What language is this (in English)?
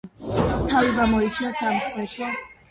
Georgian